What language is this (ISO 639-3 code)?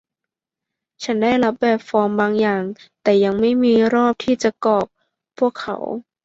tha